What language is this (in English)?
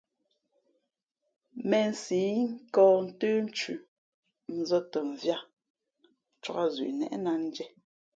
Fe'fe'